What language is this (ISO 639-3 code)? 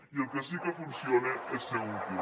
cat